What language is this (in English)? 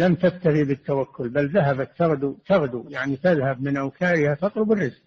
Arabic